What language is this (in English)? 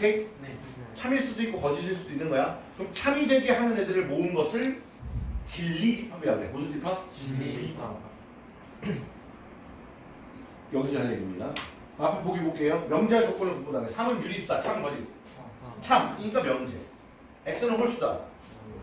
Korean